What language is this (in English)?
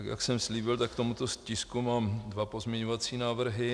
Czech